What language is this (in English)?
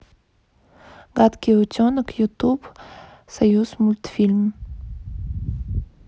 Russian